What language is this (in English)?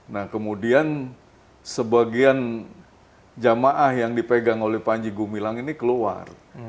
Indonesian